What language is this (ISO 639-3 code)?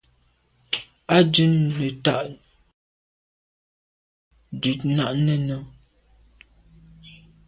byv